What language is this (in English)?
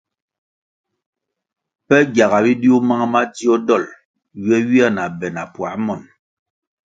Kwasio